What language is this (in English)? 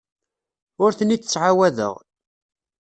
Kabyle